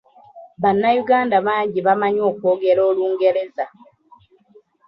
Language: Ganda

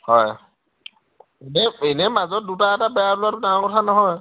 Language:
Assamese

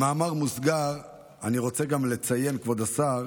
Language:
Hebrew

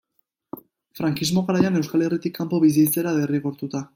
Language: Basque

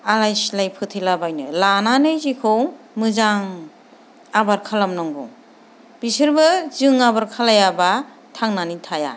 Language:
Bodo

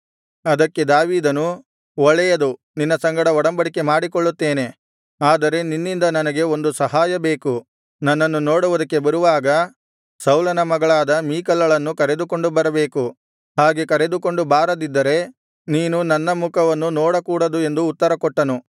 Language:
Kannada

